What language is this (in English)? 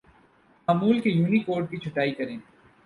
Urdu